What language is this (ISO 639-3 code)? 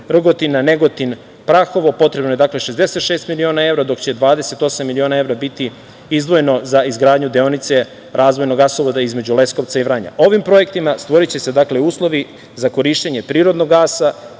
srp